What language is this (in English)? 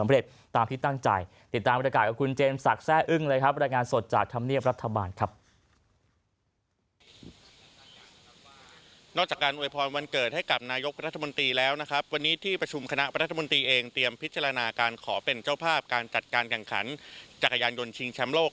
Thai